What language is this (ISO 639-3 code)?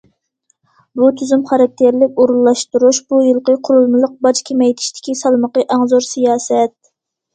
uig